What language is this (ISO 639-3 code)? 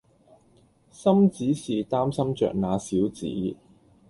yue